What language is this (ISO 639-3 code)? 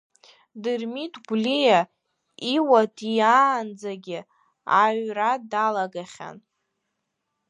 abk